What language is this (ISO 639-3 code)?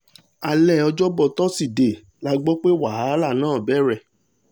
yor